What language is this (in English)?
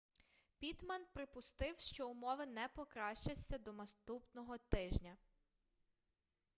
Ukrainian